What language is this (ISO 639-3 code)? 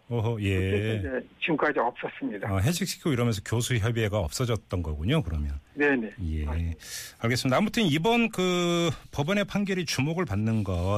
kor